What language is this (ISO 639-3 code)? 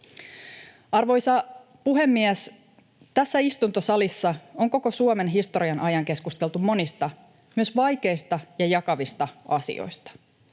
fin